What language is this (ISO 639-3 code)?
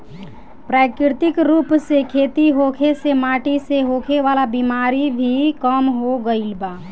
bho